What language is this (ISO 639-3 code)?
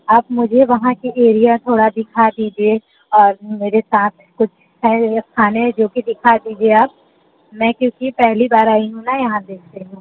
hin